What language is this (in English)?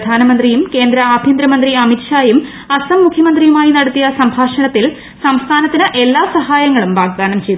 Malayalam